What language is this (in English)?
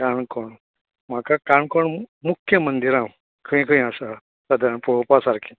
Konkani